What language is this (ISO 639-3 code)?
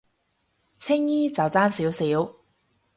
yue